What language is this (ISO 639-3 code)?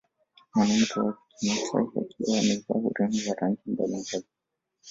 swa